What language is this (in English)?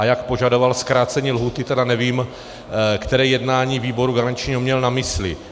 Czech